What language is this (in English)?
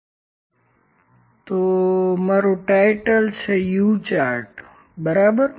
Gujarati